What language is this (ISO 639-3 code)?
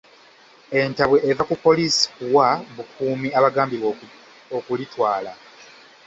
lug